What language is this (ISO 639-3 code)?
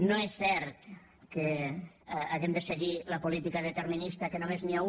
cat